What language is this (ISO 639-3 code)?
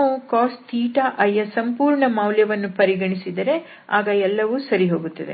kan